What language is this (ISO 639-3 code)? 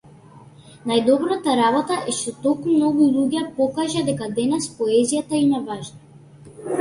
mkd